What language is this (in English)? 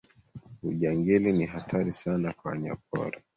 Swahili